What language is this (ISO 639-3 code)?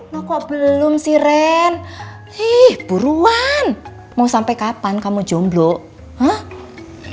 ind